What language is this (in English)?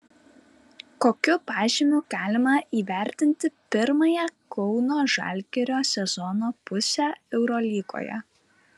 Lithuanian